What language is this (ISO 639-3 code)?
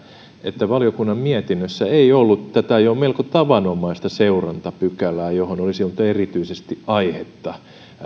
fin